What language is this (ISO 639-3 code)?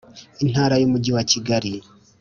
kin